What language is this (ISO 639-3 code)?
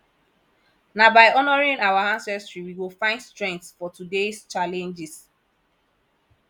pcm